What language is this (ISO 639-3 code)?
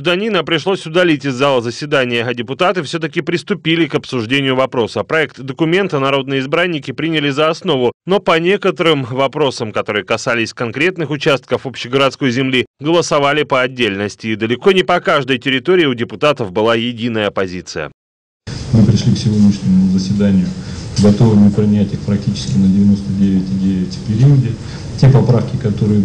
rus